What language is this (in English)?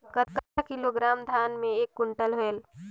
Chhattisgarhi